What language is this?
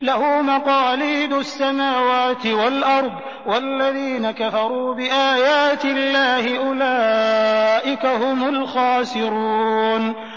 Arabic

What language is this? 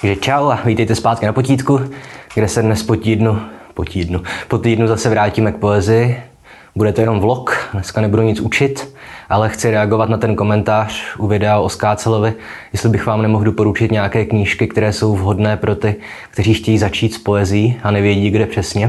Czech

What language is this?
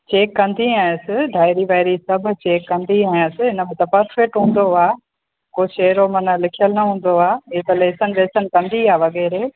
Sindhi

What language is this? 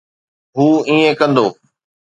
Sindhi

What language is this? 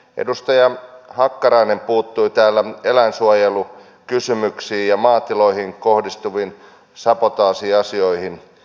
Finnish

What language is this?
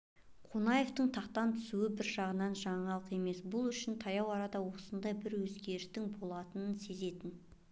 Kazakh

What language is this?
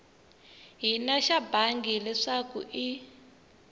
Tsonga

